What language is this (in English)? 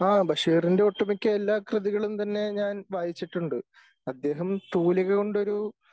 Malayalam